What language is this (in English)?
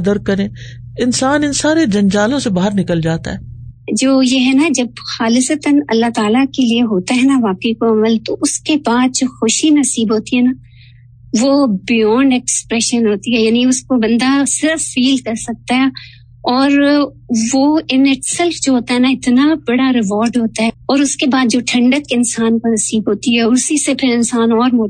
Urdu